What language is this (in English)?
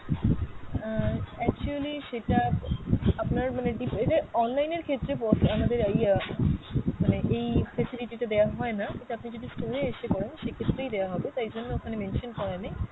Bangla